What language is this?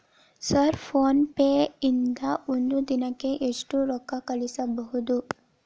Kannada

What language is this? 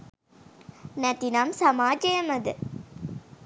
Sinhala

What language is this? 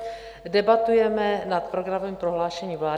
Czech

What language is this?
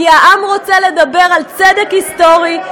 Hebrew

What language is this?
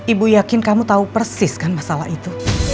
Indonesian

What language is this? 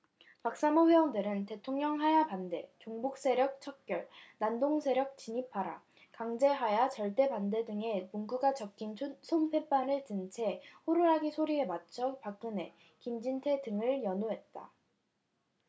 Korean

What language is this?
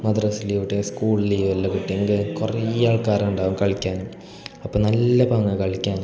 Malayalam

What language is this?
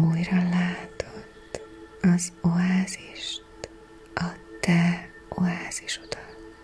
Hungarian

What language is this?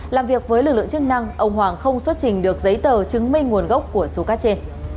Vietnamese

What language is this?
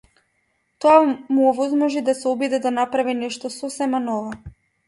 Macedonian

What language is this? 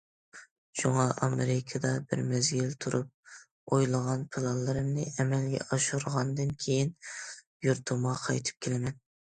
Uyghur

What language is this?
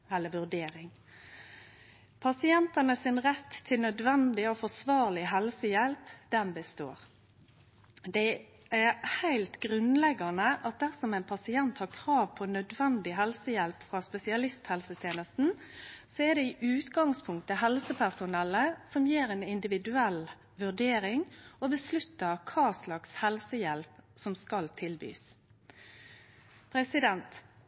Norwegian Nynorsk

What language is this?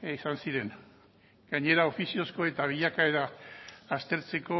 Basque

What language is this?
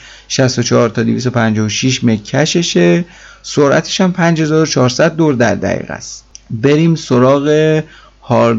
Persian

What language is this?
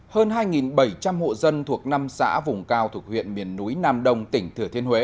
Vietnamese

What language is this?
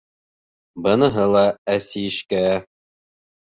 Bashkir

